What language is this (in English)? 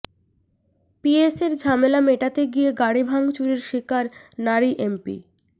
Bangla